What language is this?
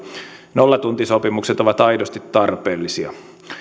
Finnish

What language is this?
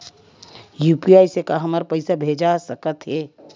Chhattisgarhi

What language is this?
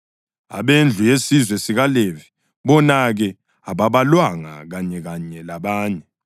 North Ndebele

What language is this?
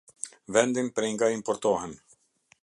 Albanian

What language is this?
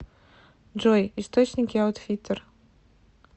Russian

